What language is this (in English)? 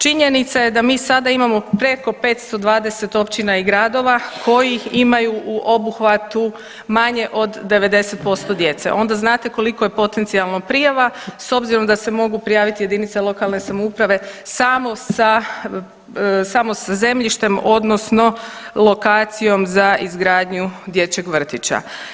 Croatian